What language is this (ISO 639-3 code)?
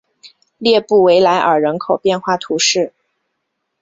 zho